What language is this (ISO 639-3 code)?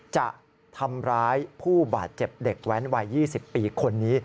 tha